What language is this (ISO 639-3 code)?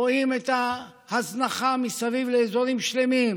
heb